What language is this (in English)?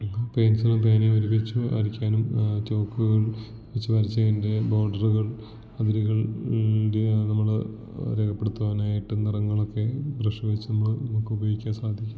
Malayalam